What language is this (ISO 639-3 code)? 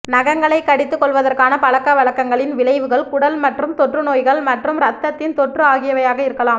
tam